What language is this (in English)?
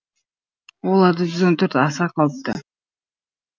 Kazakh